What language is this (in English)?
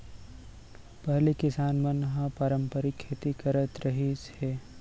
Chhattisgarhi